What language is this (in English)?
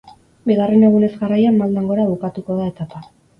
Basque